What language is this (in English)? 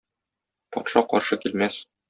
Tatar